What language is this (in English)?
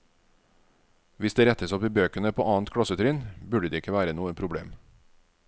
Norwegian